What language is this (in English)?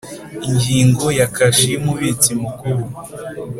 Kinyarwanda